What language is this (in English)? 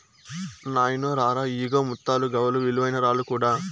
Telugu